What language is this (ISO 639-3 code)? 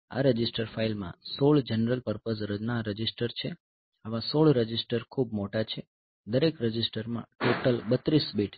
guj